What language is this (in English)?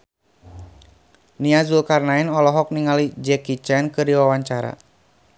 Sundanese